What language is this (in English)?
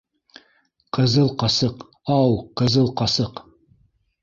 Bashkir